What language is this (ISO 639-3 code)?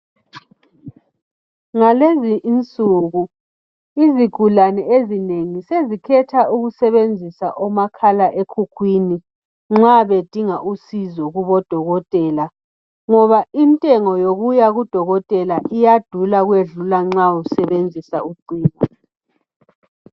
nde